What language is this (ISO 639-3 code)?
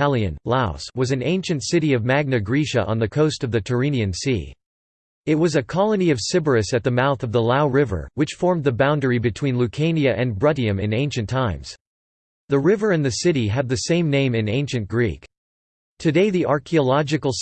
eng